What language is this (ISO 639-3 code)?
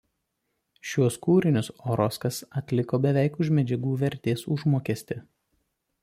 lit